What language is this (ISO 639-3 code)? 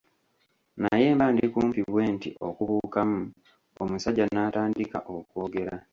lug